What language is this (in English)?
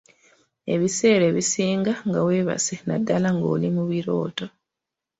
Ganda